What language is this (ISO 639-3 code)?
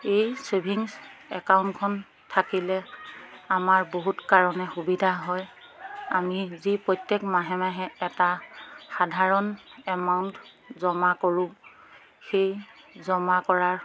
asm